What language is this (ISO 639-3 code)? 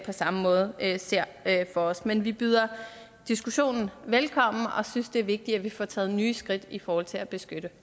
dan